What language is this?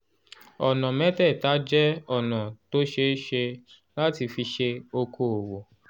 Yoruba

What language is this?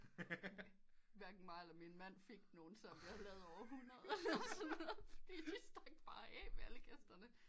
Danish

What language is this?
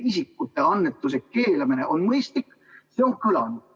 Estonian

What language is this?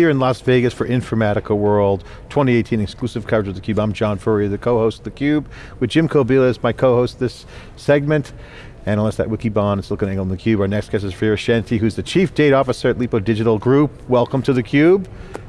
English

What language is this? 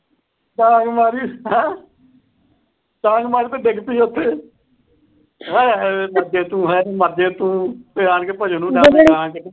Punjabi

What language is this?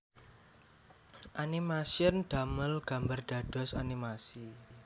Javanese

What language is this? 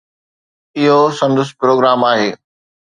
Sindhi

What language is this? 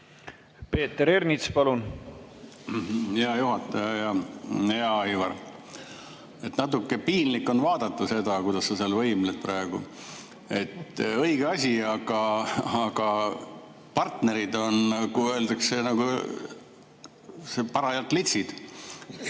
Estonian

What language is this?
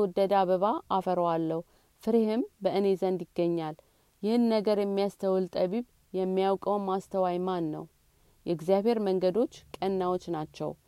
Amharic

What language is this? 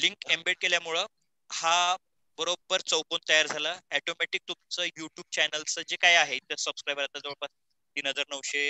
Marathi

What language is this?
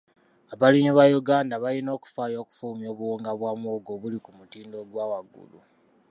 Ganda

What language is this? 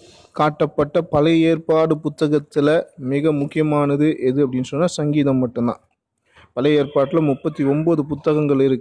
Tamil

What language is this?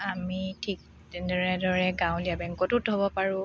Assamese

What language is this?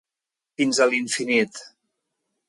Catalan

